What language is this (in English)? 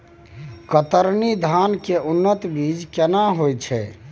Maithili